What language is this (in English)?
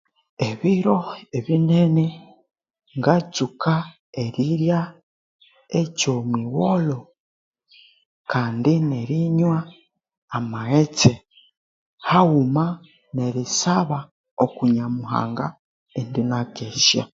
Konzo